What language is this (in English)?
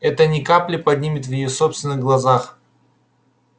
Russian